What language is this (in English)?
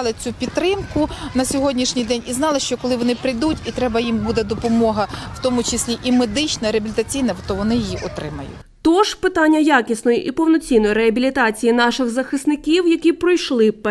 Ukrainian